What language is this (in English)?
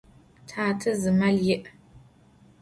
Adyghe